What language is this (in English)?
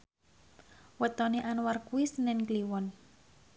Javanese